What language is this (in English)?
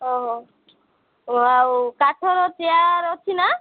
Odia